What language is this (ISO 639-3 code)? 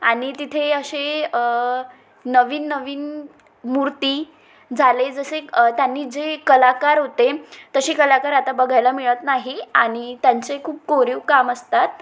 mar